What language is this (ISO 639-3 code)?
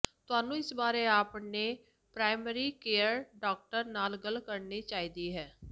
pan